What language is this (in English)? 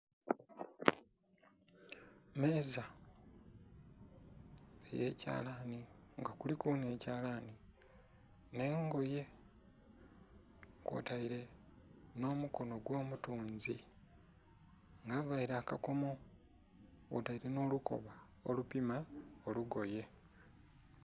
Soga